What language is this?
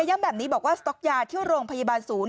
Thai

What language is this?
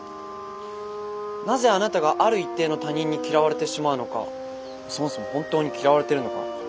Japanese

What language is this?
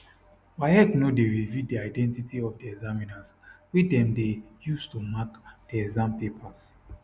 Nigerian Pidgin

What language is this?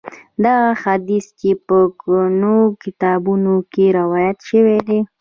Pashto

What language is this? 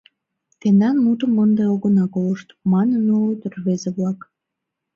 Mari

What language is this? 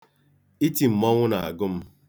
Igbo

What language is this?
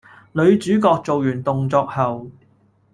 Cantonese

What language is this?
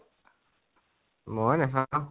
Assamese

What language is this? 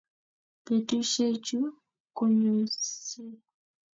Kalenjin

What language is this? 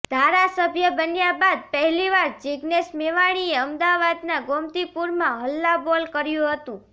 Gujarati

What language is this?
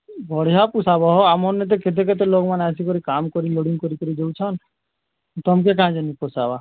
Odia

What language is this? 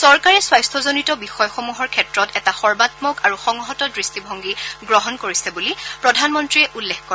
Assamese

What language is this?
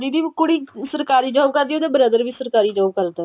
Punjabi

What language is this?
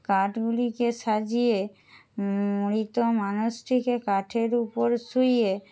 Bangla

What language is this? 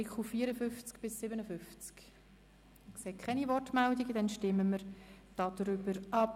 Swiss German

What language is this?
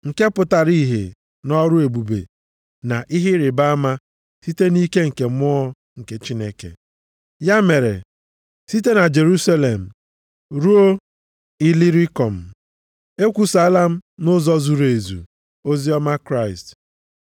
Igbo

